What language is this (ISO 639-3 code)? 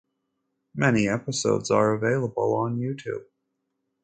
eng